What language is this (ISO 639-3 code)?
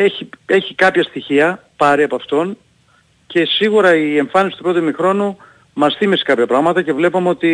ell